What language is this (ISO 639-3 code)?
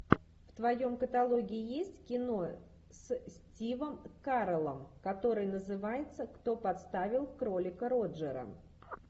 rus